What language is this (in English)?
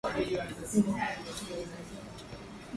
Swahili